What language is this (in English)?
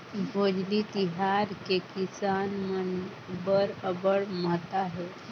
Chhattisgarhi